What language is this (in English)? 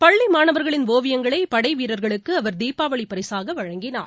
Tamil